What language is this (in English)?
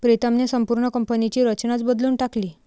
Marathi